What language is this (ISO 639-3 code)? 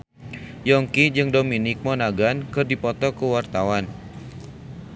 sun